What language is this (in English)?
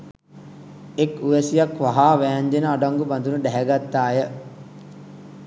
Sinhala